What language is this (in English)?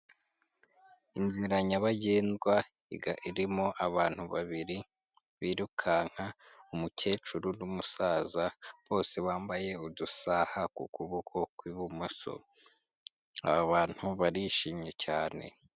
Kinyarwanda